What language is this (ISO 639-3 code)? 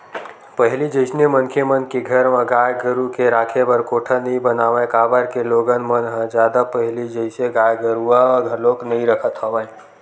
hne